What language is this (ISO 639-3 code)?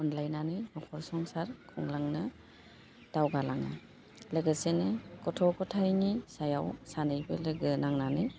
brx